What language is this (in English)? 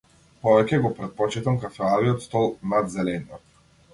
Macedonian